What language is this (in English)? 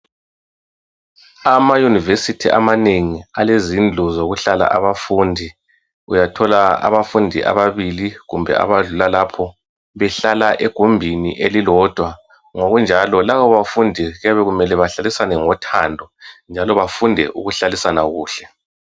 North Ndebele